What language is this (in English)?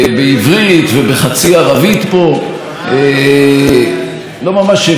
Hebrew